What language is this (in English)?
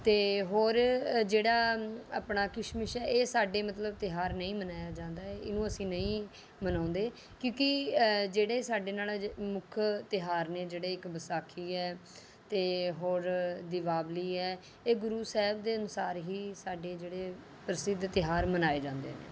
Punjabi